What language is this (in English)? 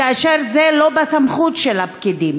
Hebrew